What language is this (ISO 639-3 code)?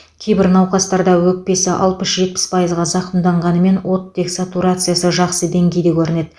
kaz